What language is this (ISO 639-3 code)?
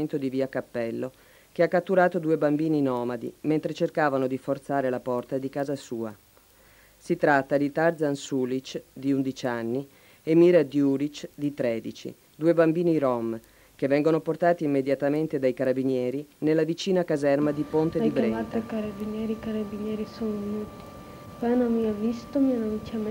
ita